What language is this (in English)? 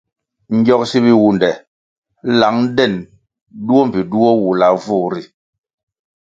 Kwasio